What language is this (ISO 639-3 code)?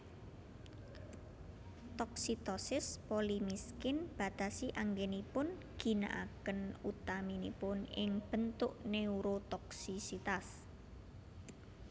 jav